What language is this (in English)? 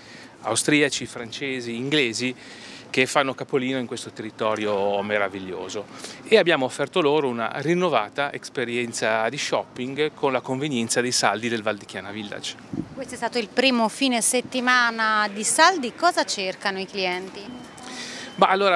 Italian